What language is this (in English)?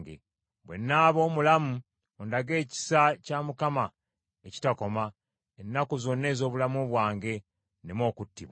Ganda